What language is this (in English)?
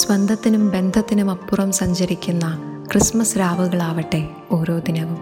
Malayalam